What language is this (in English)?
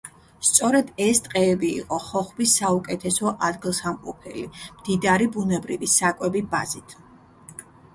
Georgian